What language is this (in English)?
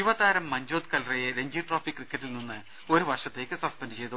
Malayalam